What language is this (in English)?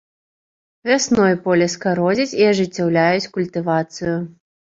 Belarusian